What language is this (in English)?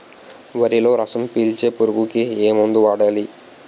Telugu